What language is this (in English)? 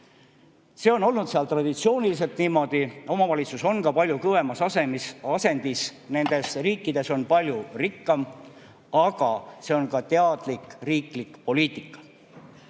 Estonian